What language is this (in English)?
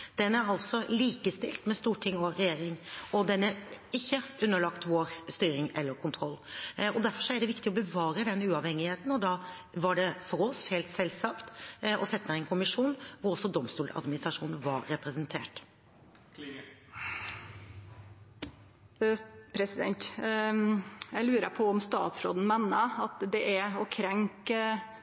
Norwegian